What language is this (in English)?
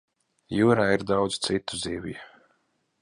Latvian